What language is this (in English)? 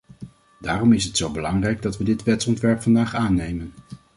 Dutch